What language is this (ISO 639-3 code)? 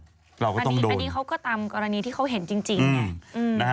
tha